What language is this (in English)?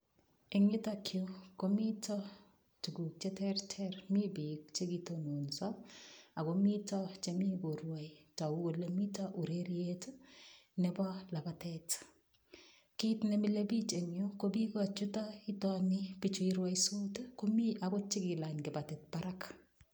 Kalenjin